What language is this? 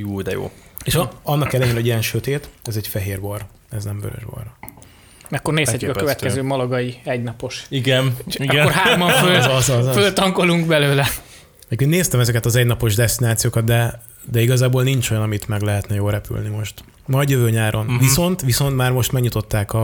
Hungarian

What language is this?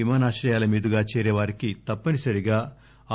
Telugu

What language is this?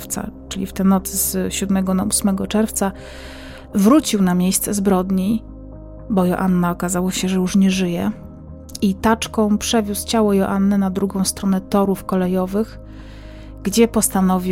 Polish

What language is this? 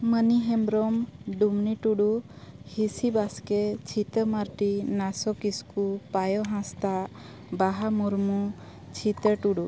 Santali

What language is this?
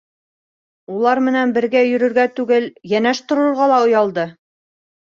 Bashkir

